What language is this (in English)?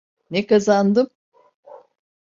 Turkish